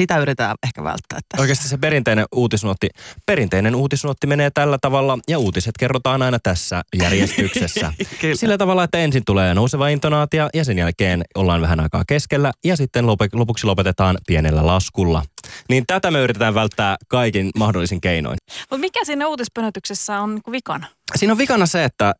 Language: Finnish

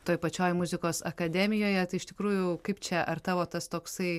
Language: Lithuanian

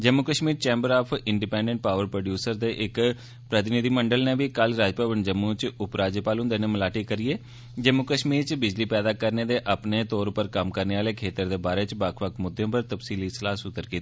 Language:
Dogri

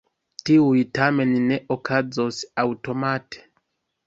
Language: Esperanto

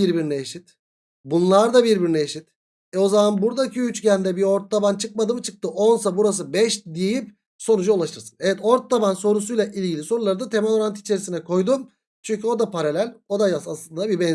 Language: Turkish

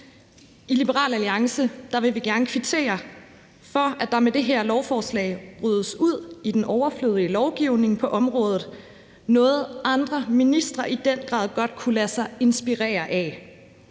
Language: Danish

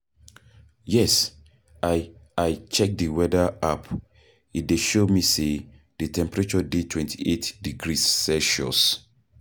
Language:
Nigerian Pidgin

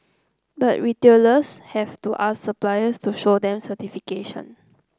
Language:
English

